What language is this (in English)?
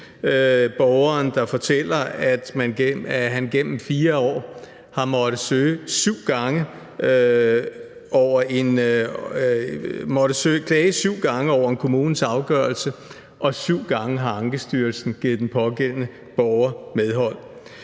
Danish